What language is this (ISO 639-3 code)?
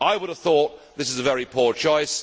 eng